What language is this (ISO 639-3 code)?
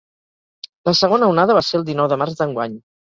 cat